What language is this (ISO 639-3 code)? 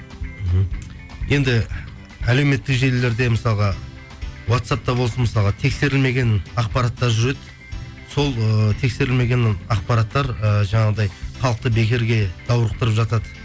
kaz